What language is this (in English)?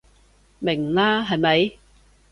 Cantonese